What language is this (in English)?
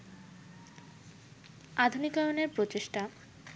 Bangla